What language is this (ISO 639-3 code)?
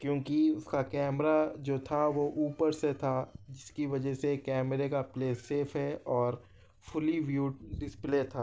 urd